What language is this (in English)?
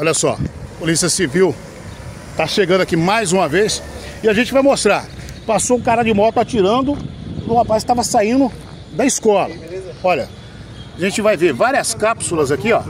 Portuguese